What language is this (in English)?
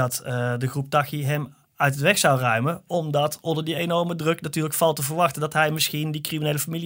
Dutch